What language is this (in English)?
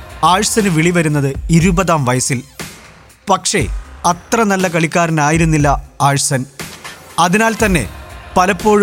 Malayalam